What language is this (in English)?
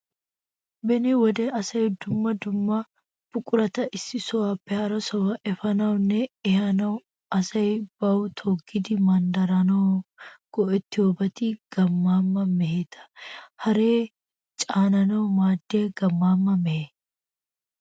Wolaytta